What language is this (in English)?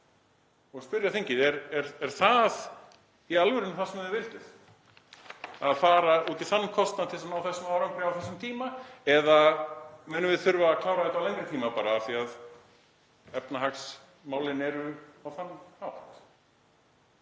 Icelandic